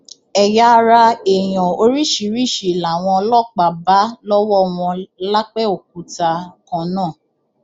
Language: Yoruba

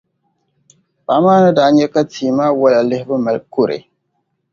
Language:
Dagbani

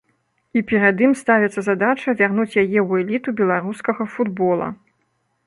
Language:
Belarusian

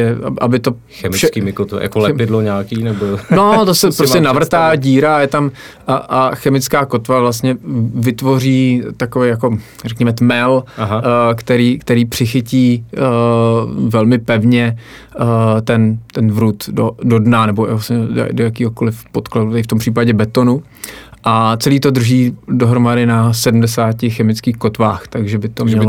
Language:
Czech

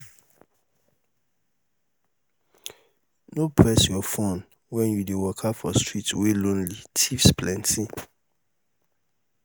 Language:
Nigerian Pidgin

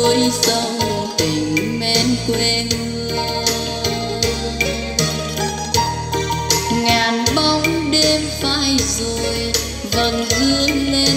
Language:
Vietnamese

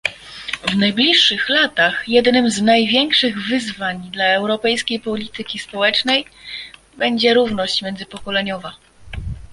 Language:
Polish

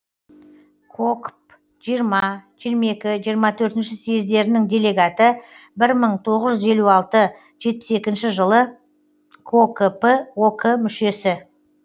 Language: Kazakh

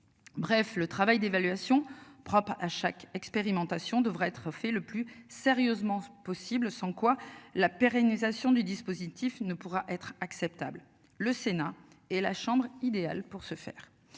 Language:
French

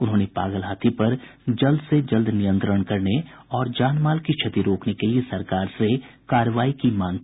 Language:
Hindi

